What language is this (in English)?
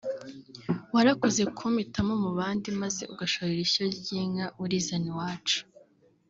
Kinyarwanda